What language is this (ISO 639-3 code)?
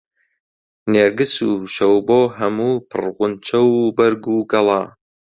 ckb